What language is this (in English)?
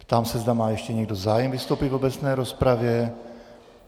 Czech